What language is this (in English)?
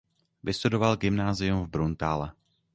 Czech